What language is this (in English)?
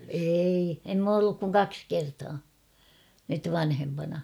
Finnish